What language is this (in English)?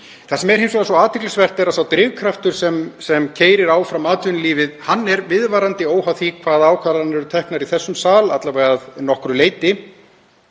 Icelandic